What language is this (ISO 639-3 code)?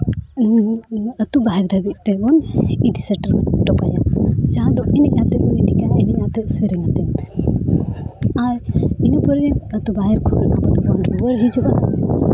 sat